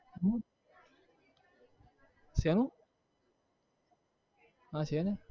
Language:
Gujarati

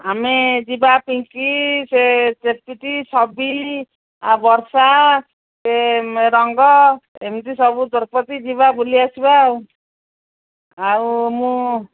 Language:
Odia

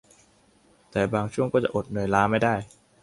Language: Thai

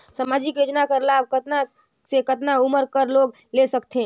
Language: Chhattisgarhi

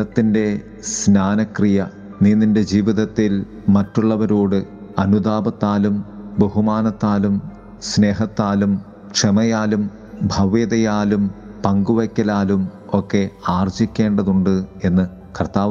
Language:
Malayalam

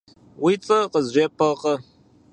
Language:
Kabardian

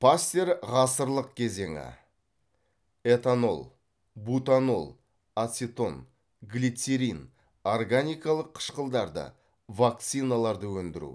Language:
Kazakh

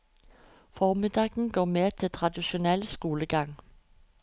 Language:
Norwegian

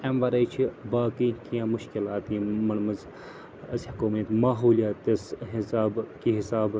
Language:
Kashmiri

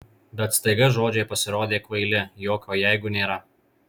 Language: Lithuanian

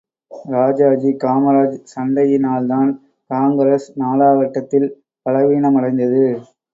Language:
Tamil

